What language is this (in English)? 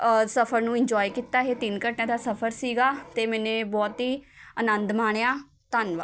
Punjabi